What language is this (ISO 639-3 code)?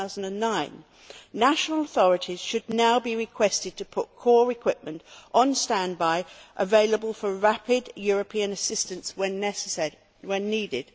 eng